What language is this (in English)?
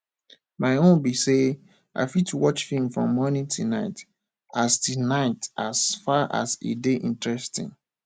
Nigerian Pidgin